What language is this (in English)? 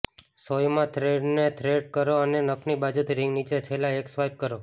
Gujarati